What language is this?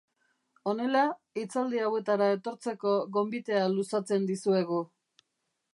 Basque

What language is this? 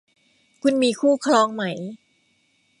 Thai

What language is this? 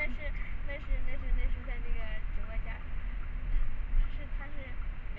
Chinese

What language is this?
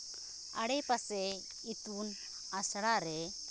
Santali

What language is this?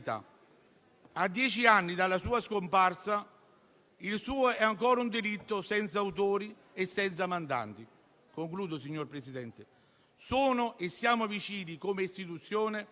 Italian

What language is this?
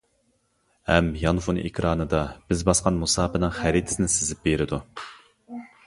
Uyghur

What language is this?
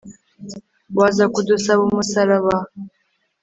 Kinyarwanda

